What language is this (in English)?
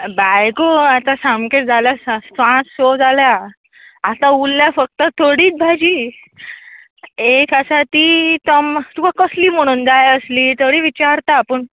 Konkani